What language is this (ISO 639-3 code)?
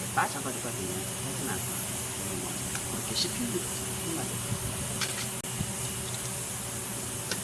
kor